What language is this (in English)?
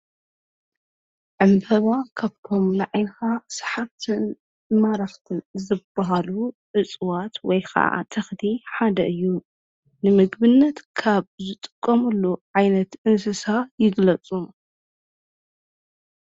Tigrinya